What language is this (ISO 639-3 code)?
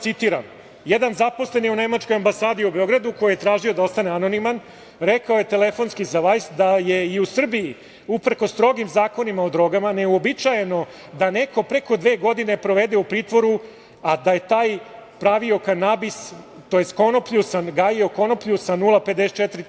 srp